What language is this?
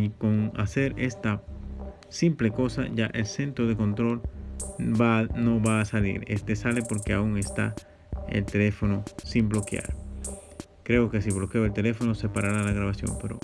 Spanish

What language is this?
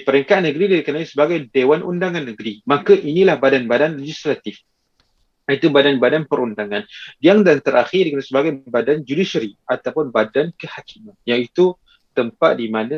Malay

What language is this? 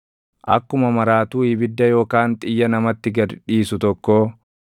Oromo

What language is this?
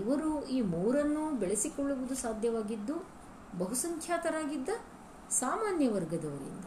Kannada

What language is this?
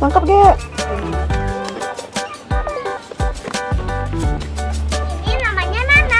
Indonesian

